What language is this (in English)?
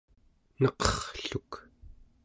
Central Yupik